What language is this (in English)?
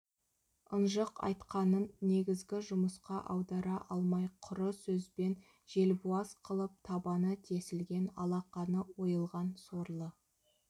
Kazakh